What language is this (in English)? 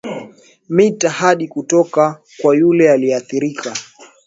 Swahili